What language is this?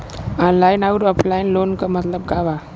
Bhojpuri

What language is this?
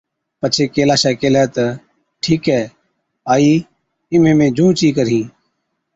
Od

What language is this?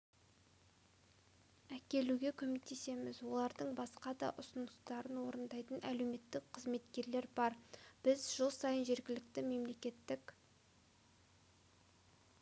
Kazakh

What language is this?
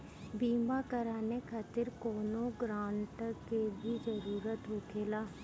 Bhojpuri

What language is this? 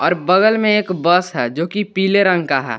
Hindi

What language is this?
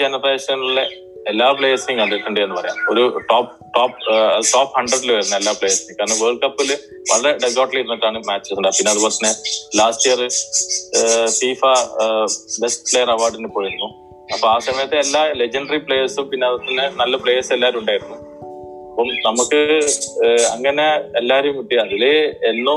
Malayalam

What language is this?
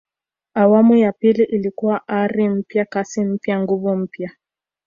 Swahili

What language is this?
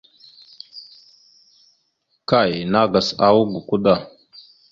Mada (Cameroon)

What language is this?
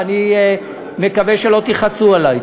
Hebrew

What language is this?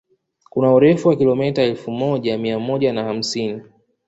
Swahili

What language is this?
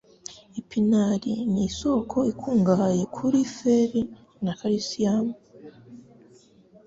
Kinyarwanda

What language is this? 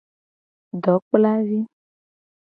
Gen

